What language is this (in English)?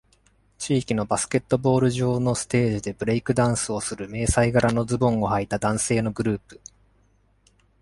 Japanese